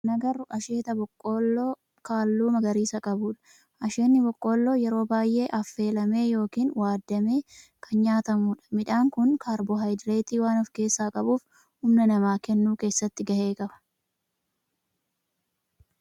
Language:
Oromo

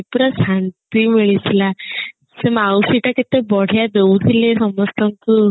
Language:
Odia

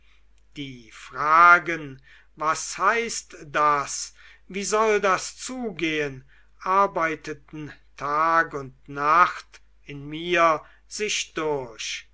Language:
German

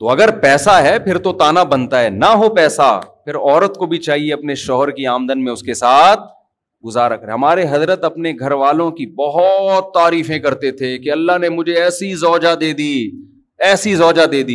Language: Urdu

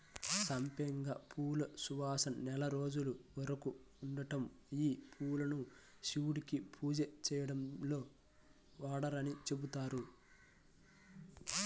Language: Telugu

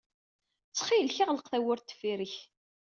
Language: Kabyle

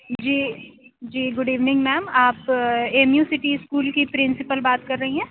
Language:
Urdu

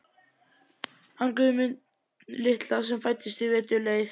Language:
Icelandic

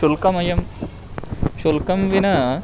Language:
Sanskrit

